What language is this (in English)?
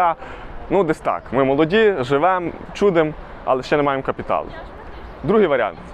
Ukrainian